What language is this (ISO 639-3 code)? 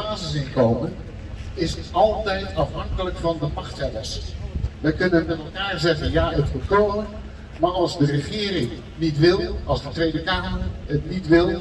nld